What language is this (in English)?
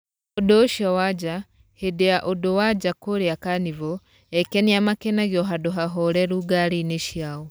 Kikuyu